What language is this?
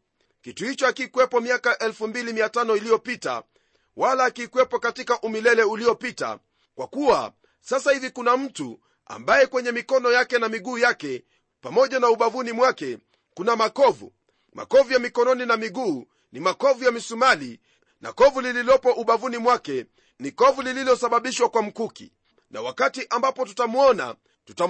Swahili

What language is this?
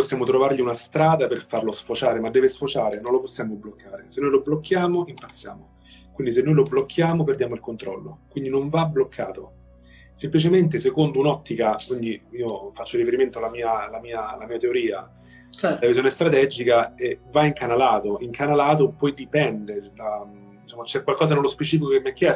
Italian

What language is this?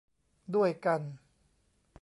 Thai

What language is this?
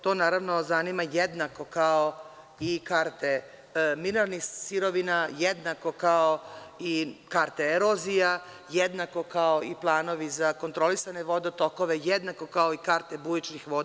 Serbian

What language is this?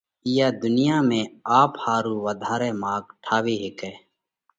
Parkari Koli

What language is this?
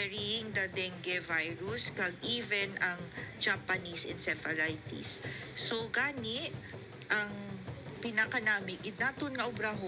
Filipino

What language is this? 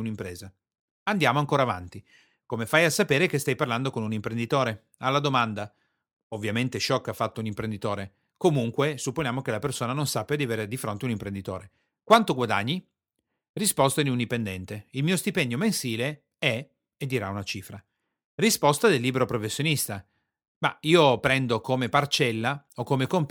Italian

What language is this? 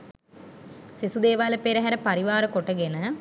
Sinhala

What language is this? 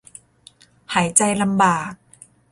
Thai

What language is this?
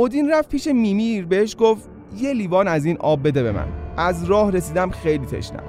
Persian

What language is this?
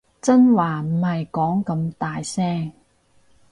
Cantonese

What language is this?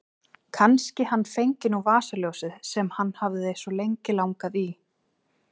Icelandic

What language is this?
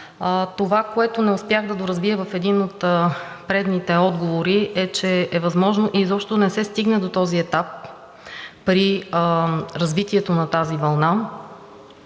Bulgarian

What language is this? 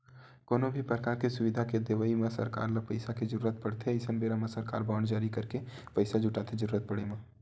Chhattisgarhi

